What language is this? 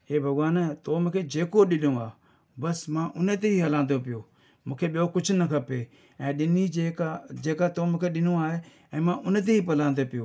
Sindhi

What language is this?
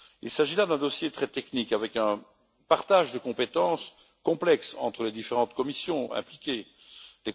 French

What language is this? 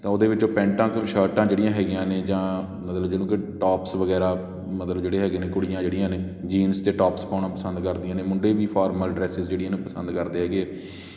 Punjabi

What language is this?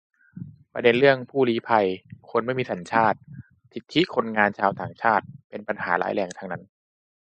Thai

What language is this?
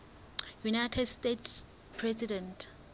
Southern Sotho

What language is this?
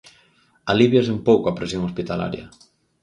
Galician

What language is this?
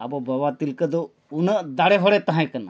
Santali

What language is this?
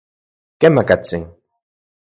Central Puebla Nahuatl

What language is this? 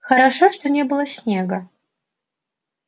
Russian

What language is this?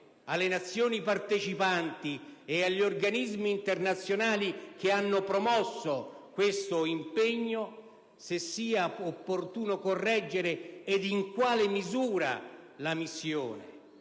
Italian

